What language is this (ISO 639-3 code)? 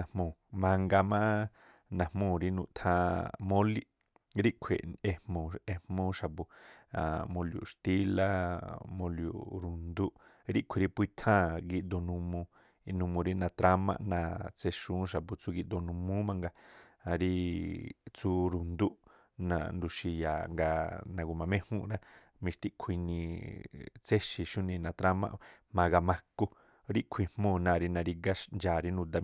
tpl